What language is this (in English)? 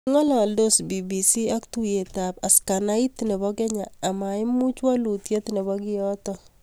Kalenjin